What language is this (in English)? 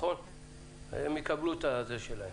Hebrew